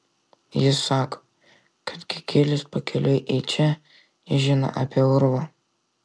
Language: Lithuanian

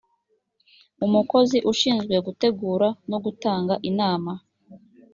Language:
Kinyarwanda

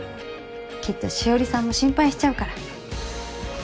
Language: Japanese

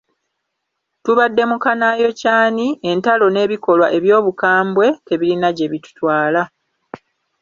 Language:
Ganda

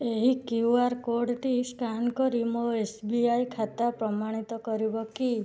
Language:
Odia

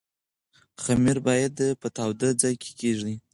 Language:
Pashto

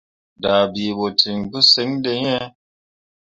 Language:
Mundang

